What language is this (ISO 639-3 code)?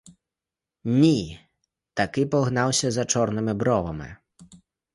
ukr